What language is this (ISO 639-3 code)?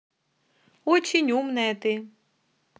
rus